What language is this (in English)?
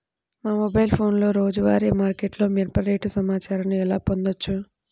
Telugu